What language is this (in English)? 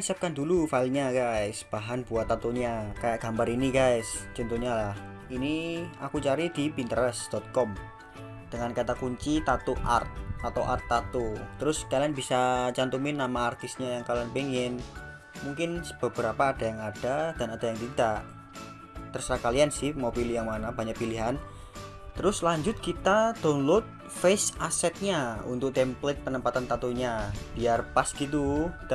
Indonesian